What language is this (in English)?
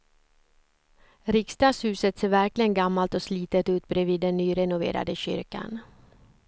Swedish